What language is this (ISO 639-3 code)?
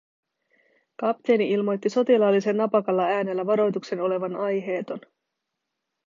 fin